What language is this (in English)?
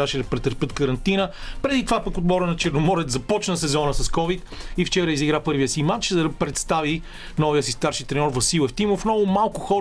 Bulgarian